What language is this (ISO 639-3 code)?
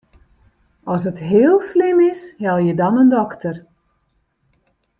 fry